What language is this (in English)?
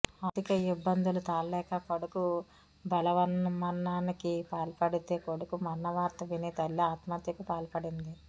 Telugu